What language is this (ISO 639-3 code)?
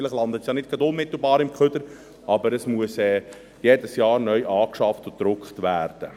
gsw